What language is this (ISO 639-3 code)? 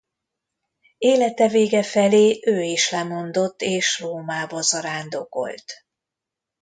hun